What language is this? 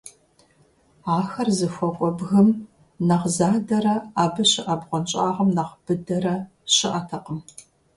Kabardian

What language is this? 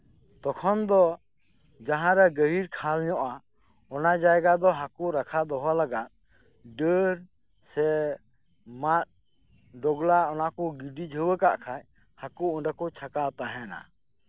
Santali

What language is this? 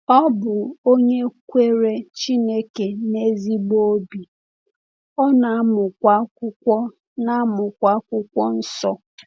Igbo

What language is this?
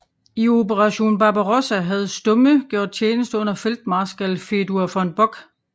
Danish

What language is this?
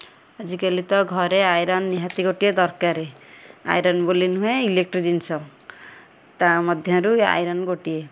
Odia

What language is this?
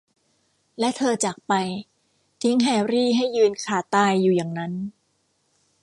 Thai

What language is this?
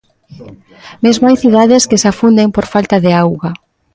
Galician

